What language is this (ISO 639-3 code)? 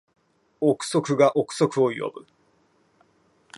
jpn